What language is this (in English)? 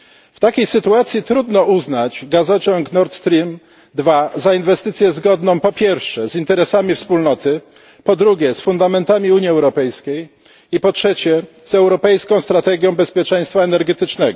Polish